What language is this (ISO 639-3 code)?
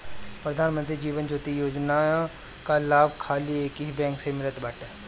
bho